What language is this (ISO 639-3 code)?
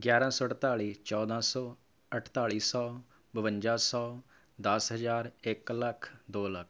pan